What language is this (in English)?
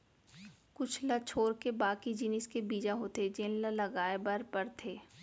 Chhattisgarhi